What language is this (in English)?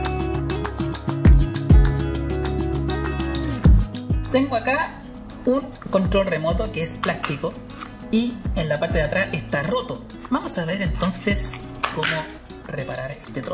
Spanish